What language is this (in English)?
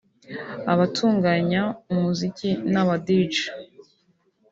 Kinyarwanda